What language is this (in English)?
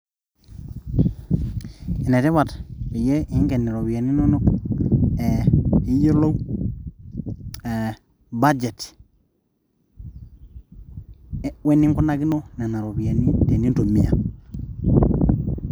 Masai